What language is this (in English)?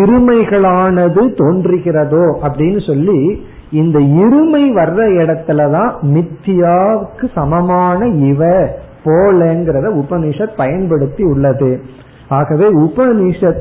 Tamil